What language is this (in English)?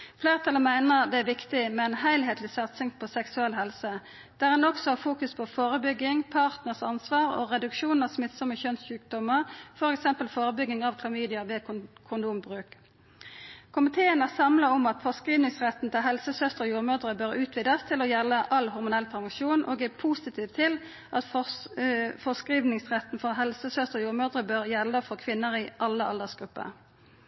Norwegian Nynorsk